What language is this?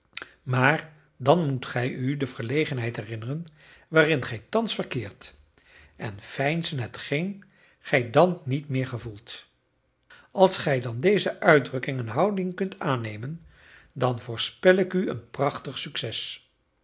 Dutch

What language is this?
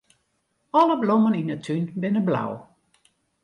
Western Frisian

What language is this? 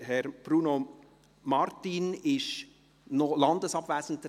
Swiss German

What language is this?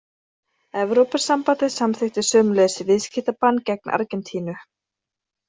Icelandic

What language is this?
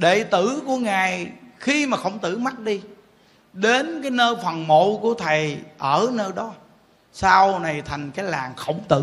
Vietnamese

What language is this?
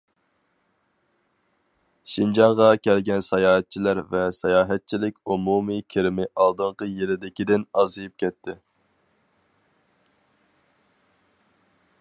Uyghur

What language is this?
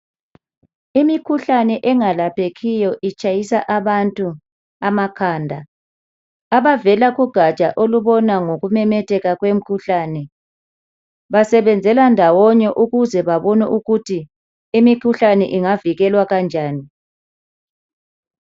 North Ndebele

